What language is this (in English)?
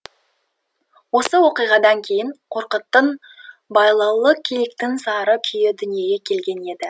Kazakh